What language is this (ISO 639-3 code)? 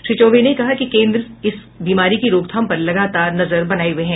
hin